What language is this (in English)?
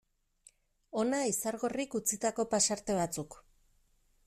Basque